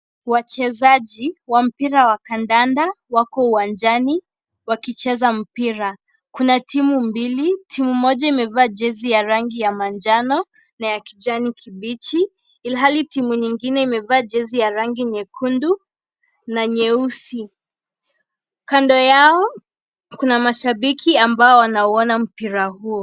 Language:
Swahili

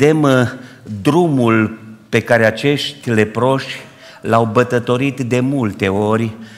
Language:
Romanian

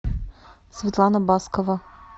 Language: Russian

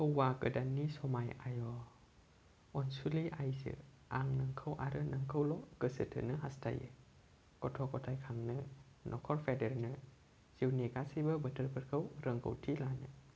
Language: Bodo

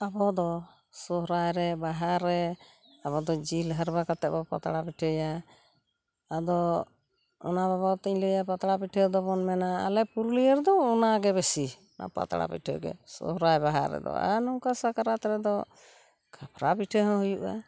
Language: Santali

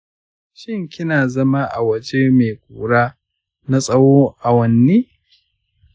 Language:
Hausa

